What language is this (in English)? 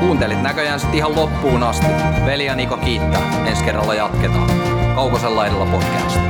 Finnish